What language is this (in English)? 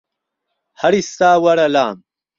Central Kurdish